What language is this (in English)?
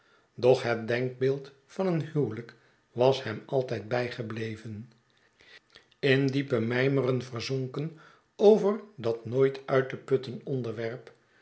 Dutch